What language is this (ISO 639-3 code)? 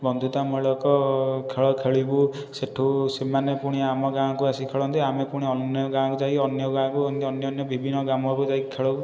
ori